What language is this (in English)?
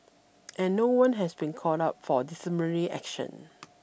English